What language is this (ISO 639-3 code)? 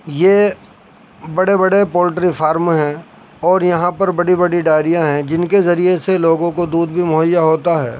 urd